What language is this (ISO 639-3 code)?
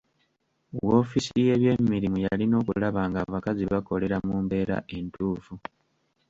lug